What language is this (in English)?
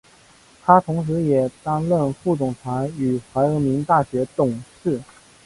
Chinese